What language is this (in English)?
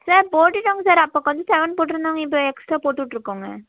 Tamil